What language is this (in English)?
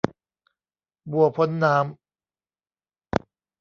Thai